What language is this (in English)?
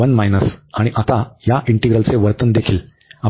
Marathi